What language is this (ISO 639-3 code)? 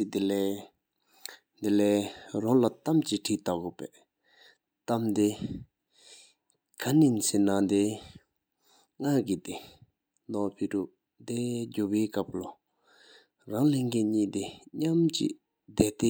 sip